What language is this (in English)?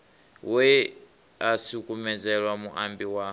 Venda